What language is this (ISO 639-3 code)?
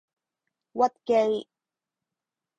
yue